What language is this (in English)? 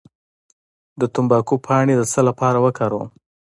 Pashto